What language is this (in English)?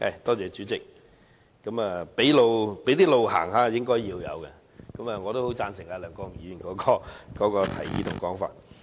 Cantonese